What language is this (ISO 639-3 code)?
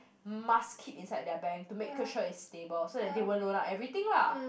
eng